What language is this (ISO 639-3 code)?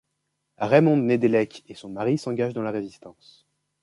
fra